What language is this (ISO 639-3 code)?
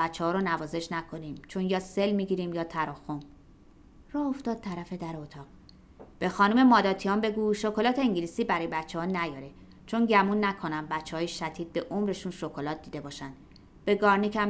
fas